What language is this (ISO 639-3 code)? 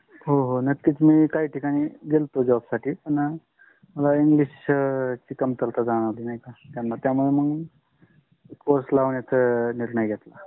mar